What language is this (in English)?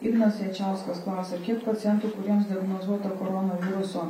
Lithuanian